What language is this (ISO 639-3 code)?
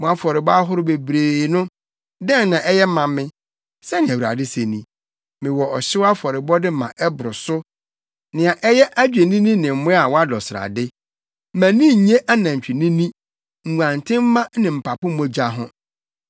aka